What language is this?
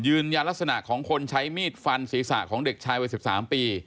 Thai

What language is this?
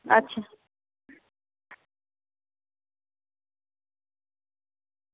Dogri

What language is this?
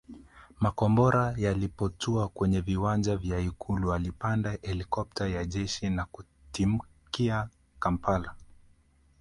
Swahili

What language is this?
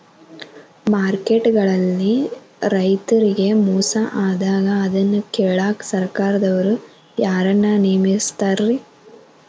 Kannada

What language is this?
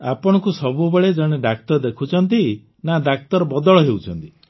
Odia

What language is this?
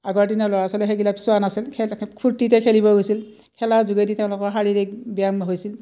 Assamese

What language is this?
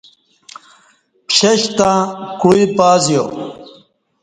Kati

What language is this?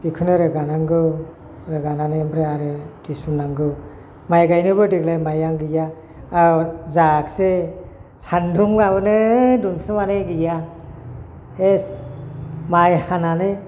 Bodo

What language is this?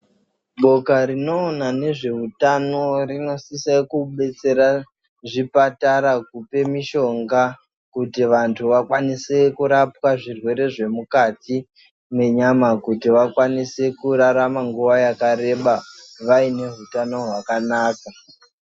Ndau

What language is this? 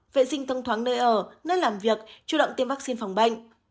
Vietnamese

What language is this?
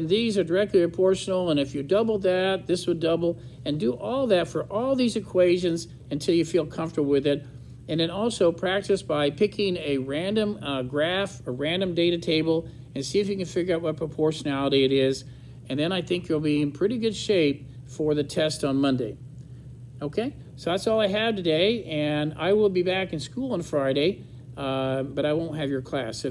English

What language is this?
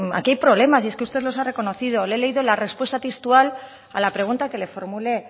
Spanish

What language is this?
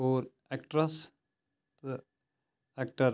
Kashmiri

